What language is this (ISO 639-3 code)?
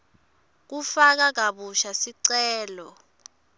ssw